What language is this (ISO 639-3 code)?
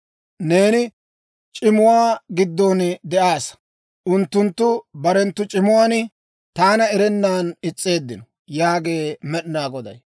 dwr